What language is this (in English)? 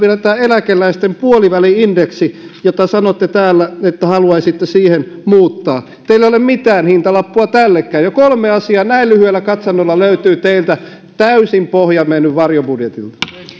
Finnish